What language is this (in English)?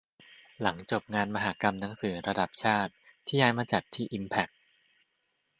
Thai